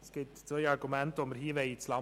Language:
Swiss German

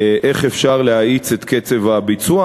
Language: Hebrew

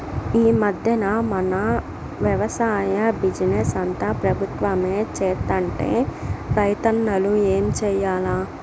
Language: Telugu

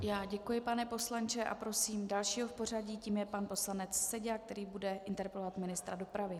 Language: Czech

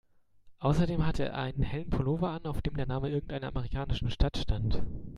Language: German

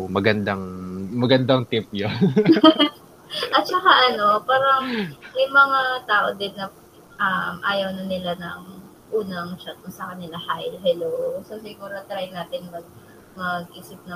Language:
Filipino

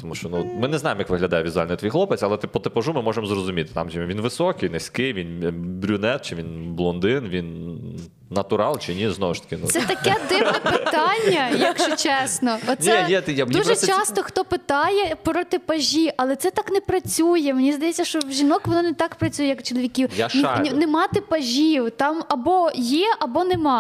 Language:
Ukrainian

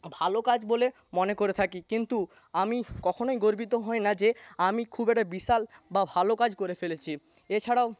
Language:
Bangla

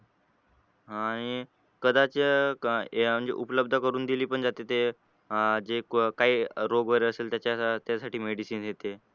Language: Marathi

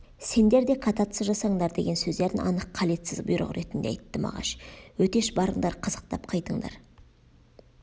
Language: Kazakh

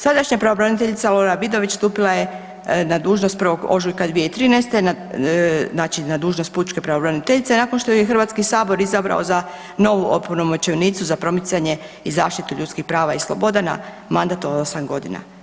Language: Croatian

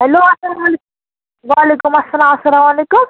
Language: Kashmiri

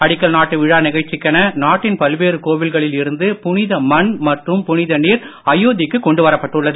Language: Tamil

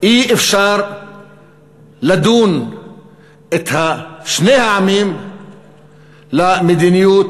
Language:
Hebrew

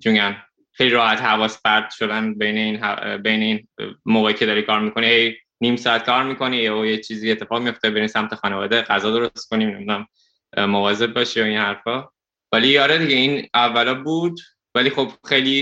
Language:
Persian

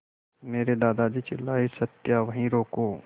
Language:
Hindi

